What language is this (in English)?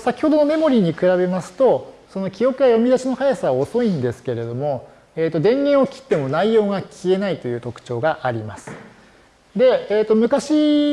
Japanese